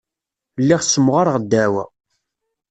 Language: Kabyle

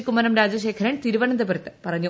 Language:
Malayalam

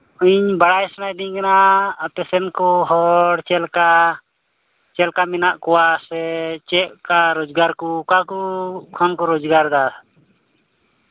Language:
Santali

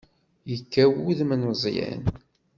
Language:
Kabyle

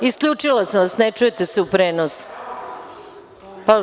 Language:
Serbian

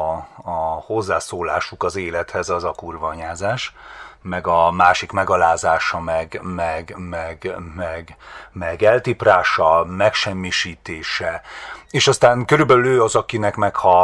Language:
Hungarian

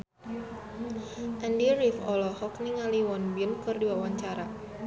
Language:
Sundanese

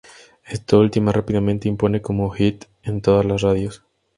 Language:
Spanish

